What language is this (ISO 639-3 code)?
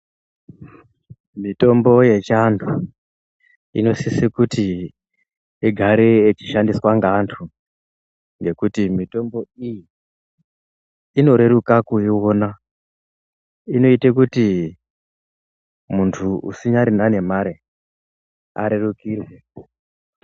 ndc